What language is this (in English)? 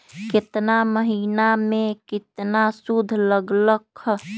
Magahi